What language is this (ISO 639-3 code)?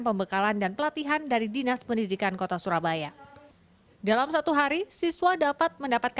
ind